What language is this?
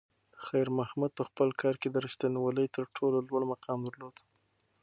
Pashto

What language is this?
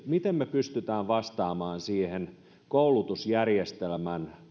Finnish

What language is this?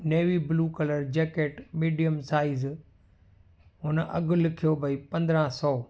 Sindhi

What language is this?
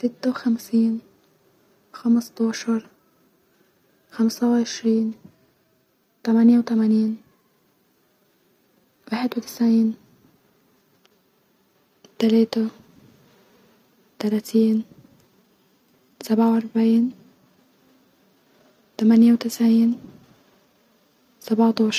Egyptian Arabic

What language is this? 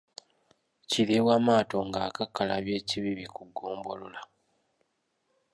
Ganda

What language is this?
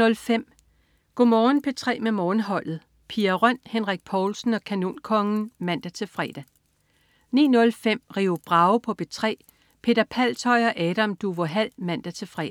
Danish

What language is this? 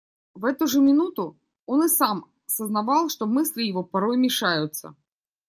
Russian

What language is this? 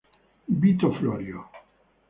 Italian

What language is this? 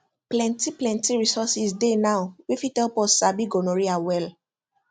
Nigerian Pidgin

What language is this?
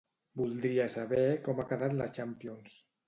Catalan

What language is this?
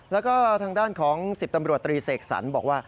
Thai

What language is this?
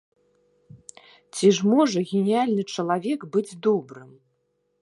Belarusian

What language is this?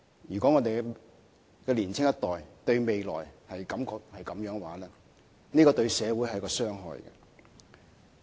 Cantonese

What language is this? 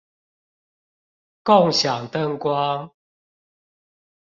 Chinese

